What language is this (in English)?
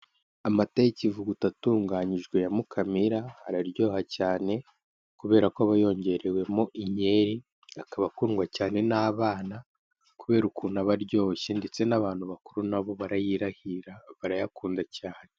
Kinyarwanda